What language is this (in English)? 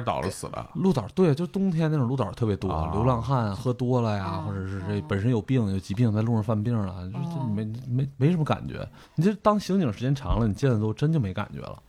Chinese